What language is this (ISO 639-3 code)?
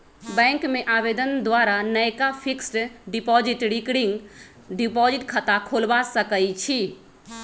mag